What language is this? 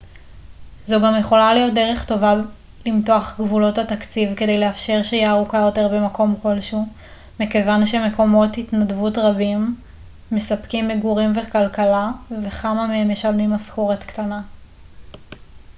Hebrew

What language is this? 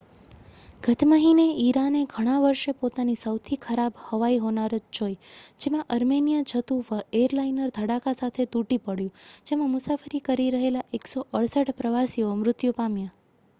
Gujarati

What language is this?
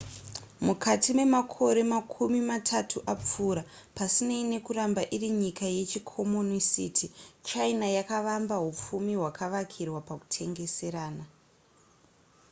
Shona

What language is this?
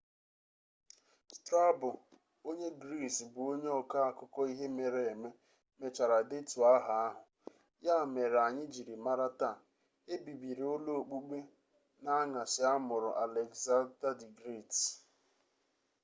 Igbo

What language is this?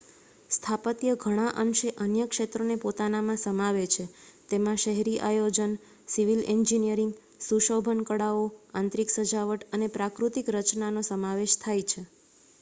Gujarati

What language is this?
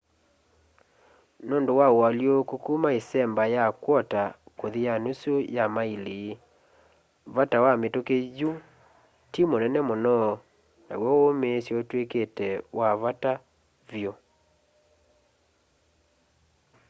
Kamba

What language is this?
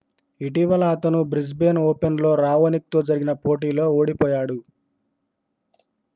Telugu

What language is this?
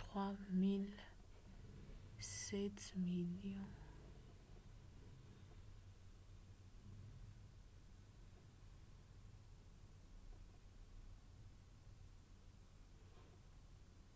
Lingala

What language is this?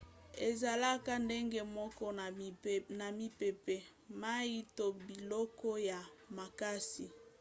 Lingala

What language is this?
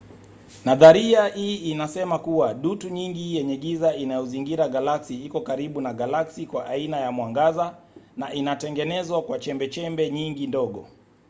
Swahili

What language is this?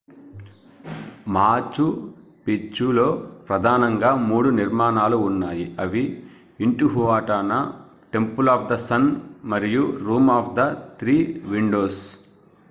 Telugu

